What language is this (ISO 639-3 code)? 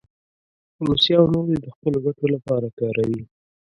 pus